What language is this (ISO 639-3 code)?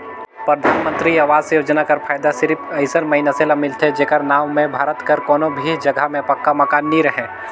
hne